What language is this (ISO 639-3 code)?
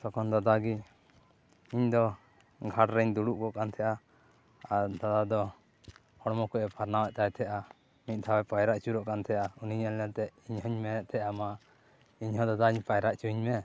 sat